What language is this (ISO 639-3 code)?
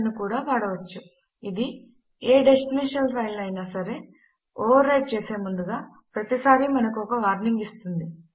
tel